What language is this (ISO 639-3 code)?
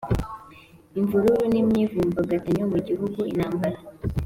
kin